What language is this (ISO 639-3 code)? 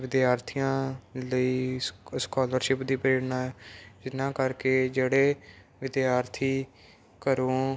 pan